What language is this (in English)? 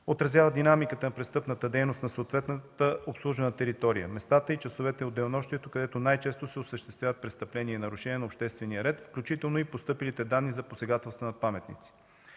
Bulgarian